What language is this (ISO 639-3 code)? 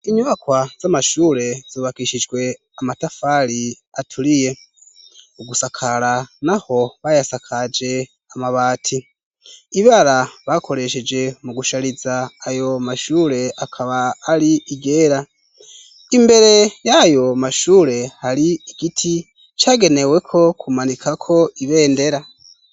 run